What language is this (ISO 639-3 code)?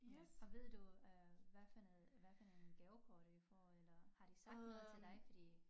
dan